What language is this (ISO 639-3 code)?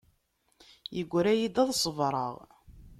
kab